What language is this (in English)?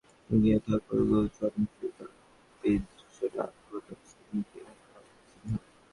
Bangla